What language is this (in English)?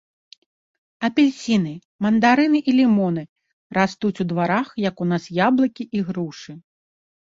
Belarusian